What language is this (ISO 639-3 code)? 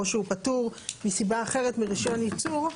heb